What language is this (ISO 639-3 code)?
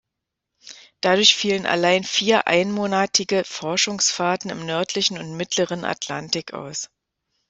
deu